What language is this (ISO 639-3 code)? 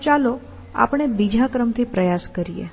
guj